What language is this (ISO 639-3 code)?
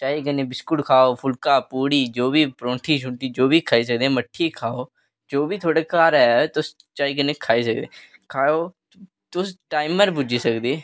doi